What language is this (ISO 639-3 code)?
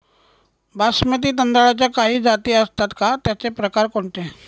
mar